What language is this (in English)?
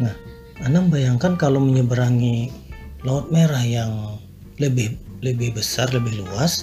Indonesian